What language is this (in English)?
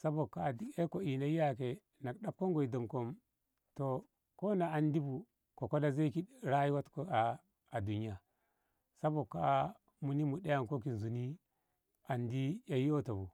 Ngamo